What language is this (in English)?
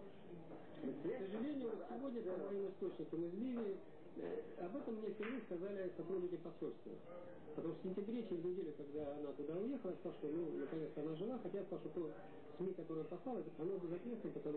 Russian